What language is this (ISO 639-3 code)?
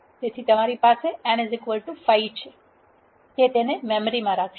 guj